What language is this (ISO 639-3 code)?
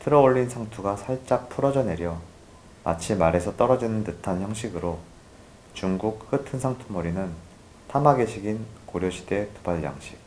kor